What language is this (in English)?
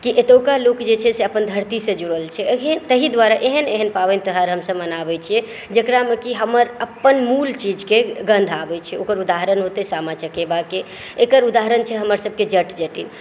Maithili